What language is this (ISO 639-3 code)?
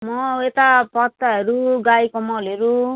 nep